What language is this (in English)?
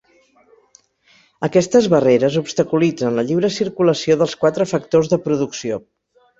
Catalan